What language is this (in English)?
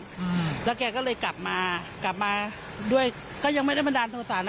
Thai